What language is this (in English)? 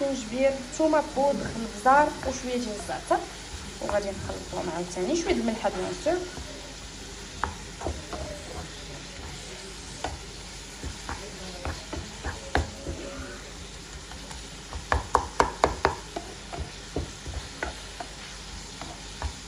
Arabic